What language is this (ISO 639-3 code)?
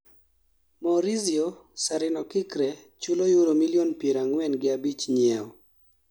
luo